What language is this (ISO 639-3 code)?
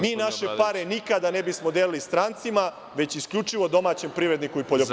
srp